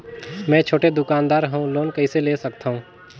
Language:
Chhattisgarhi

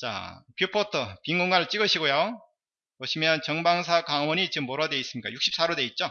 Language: Korean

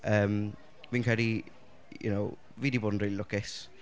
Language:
Welsh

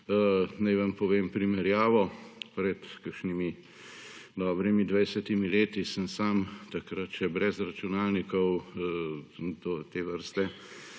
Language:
Slovenian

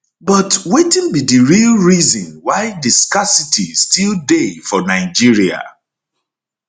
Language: Nigerian Pidgin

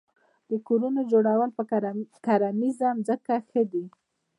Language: Pashto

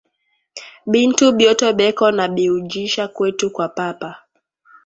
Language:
Swahili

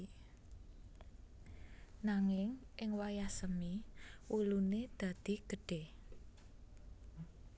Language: Javanese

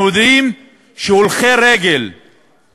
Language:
Hebrew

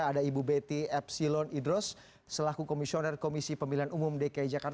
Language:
Indonesian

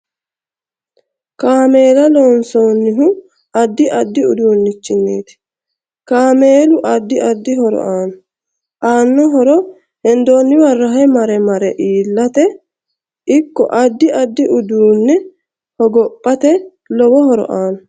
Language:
Sidamo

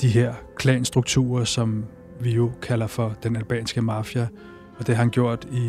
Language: Danish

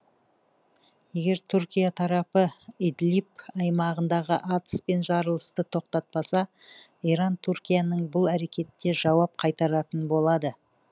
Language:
Kazakh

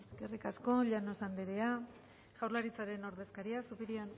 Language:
Basque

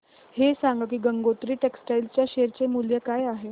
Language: Marathi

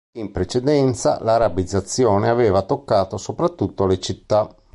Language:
Italian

